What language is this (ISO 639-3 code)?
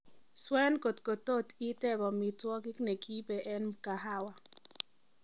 kln